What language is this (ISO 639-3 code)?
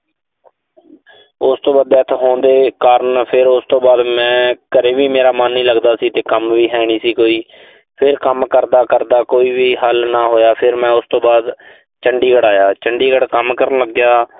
pan